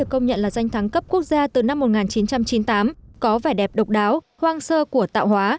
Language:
Vietnamese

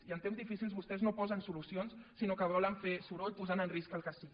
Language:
Catalan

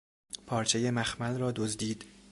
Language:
Persian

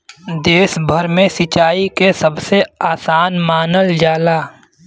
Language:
Bhojpuri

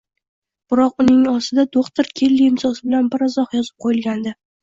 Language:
Uzbek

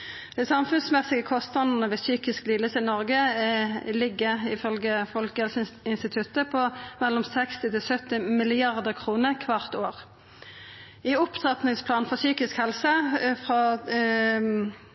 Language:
Norwegian Nynorsk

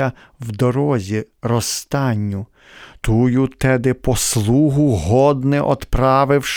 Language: Ukrainian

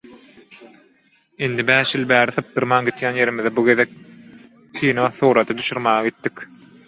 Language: Turkmen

